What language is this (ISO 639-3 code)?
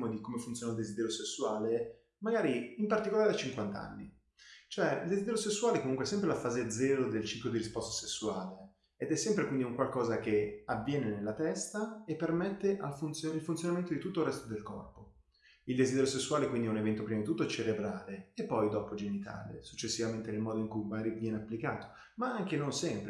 ita